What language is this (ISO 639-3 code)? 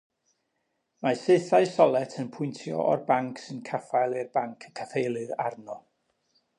cym